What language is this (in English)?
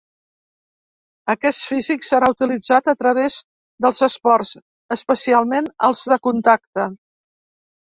Catalan